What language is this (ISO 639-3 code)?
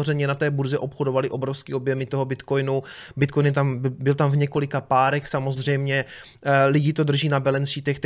ces